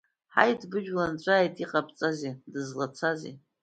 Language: Abkhazian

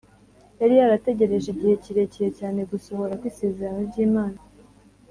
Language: Kinyarwanda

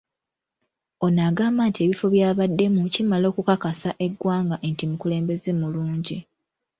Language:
Ganda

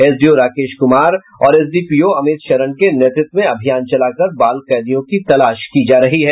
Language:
Hindi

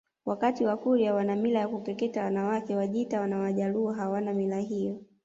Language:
Swahili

